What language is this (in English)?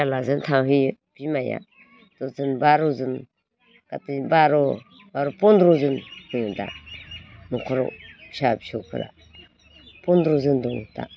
Bodo